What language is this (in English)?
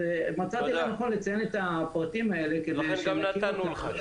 Hebrew